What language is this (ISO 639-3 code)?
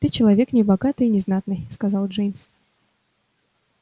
rus